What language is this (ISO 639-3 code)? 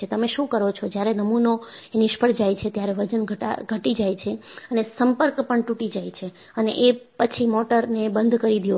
guj